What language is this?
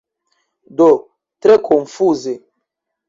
Esperanto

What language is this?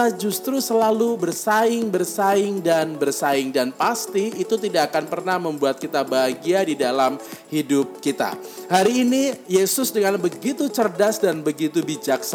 Indonesian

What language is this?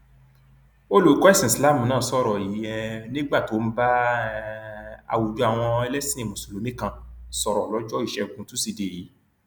Yoruba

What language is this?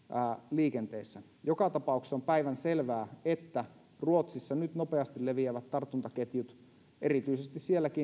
Finnish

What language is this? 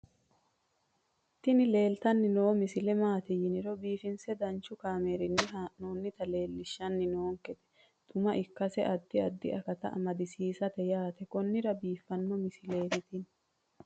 Sidamo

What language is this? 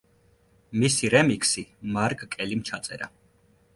Georgian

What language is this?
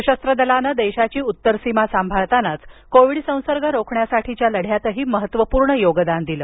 Marathi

